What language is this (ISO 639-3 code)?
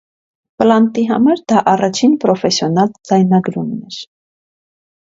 hye